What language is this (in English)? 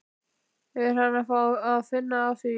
Icelandic